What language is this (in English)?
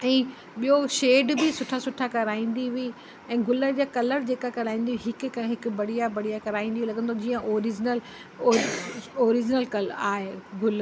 Sindhi